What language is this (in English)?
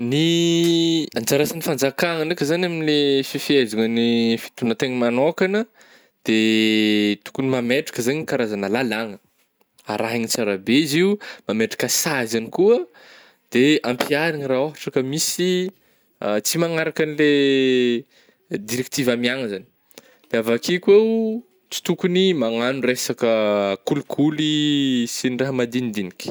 Northern Betsimisaraka Malagasy